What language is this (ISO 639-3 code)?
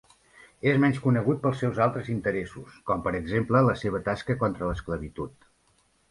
cat